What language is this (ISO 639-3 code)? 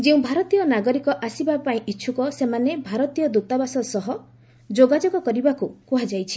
ori